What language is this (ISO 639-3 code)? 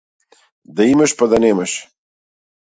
mkd